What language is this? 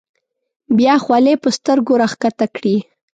Pashto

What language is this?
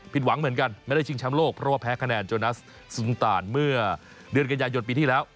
Thai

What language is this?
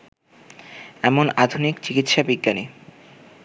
Bangla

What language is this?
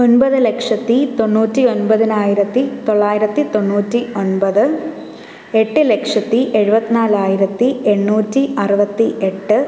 Malayalam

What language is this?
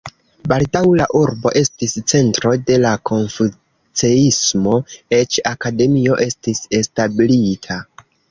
Esperanto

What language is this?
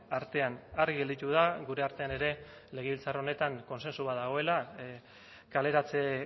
Basque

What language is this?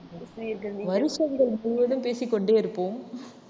Tamil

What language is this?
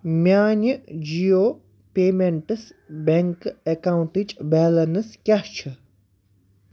Kashmiri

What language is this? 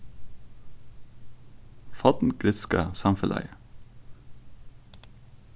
Faroese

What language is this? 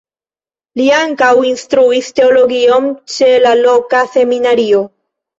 Esperanto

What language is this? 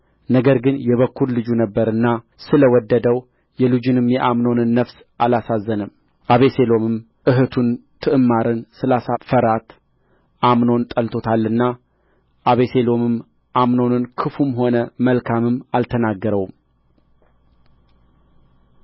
Amharic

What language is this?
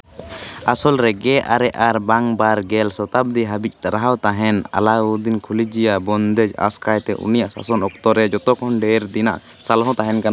Santali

